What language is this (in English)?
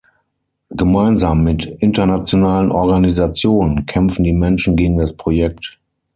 German